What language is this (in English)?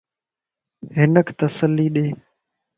Lasi